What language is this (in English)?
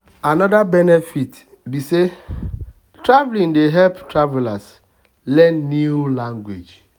Nigerian Pidgin